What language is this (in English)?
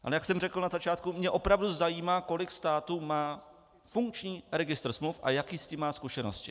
Czech